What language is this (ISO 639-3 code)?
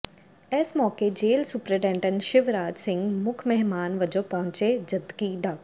pan